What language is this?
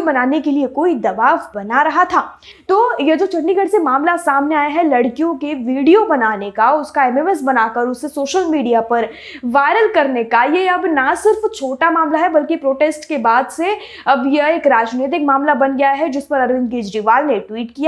Hindi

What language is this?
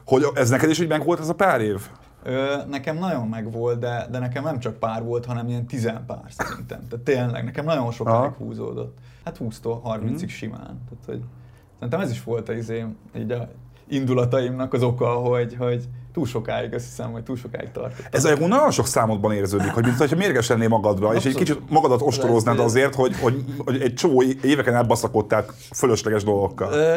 Hungarian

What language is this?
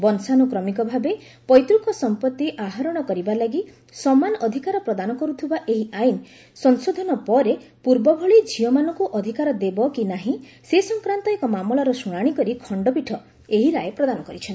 Odia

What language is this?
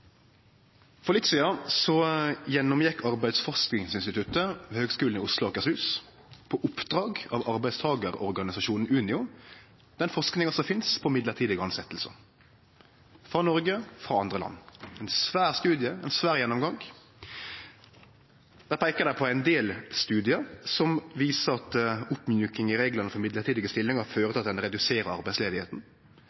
Norwegian Nynorsk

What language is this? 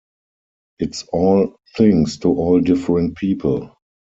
English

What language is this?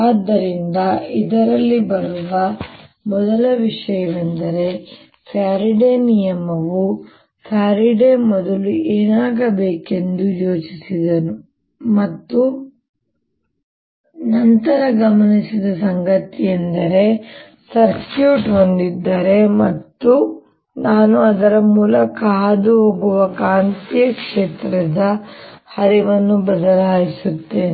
Kannada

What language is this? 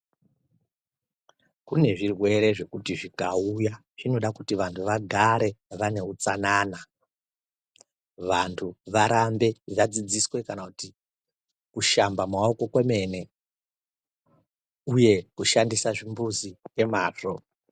Ndau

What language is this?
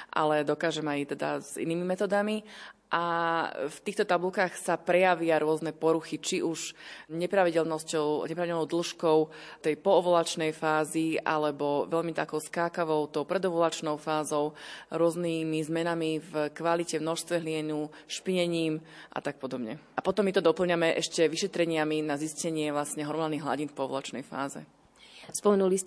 Slovak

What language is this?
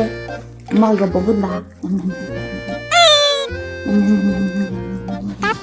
Korean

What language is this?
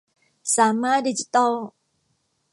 Thai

